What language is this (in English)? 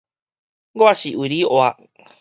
Min Nan Chinese